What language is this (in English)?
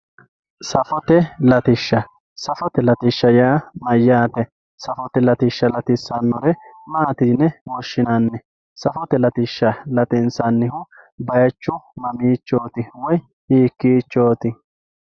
Sidamo